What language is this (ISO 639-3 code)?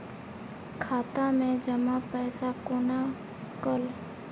mai